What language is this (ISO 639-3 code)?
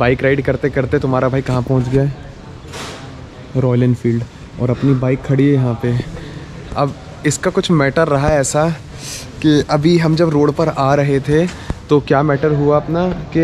hin